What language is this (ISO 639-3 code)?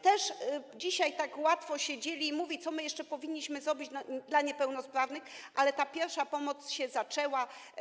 pol